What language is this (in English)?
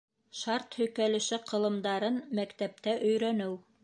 Bashkir